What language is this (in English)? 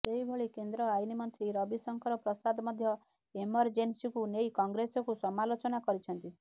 Odia